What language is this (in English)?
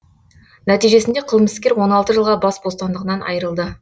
Kazakh